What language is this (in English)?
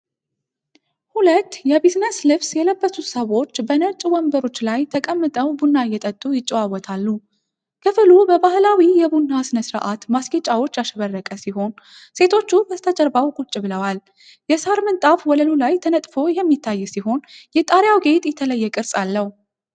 Amharic